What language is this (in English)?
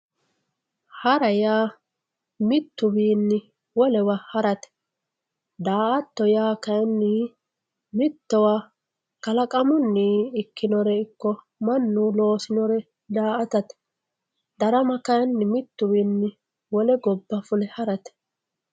Sidamo